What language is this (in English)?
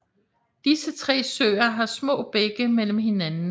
Danish